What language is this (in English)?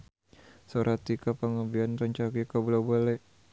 Sundanese